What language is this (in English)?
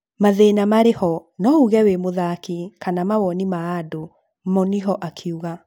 Kikuyu